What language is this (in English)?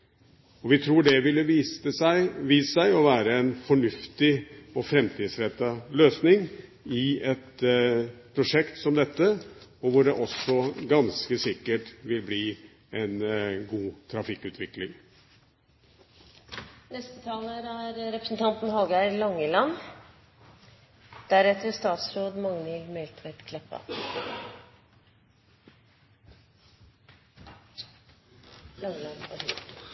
Norwegian